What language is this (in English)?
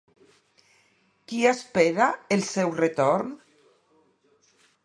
Catalan